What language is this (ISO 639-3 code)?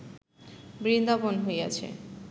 ben